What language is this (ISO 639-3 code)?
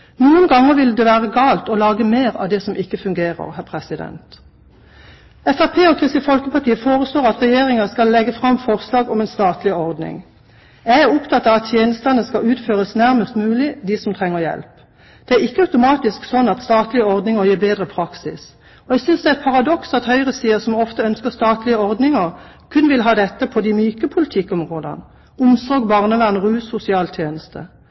nob